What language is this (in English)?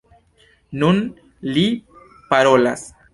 Esperanto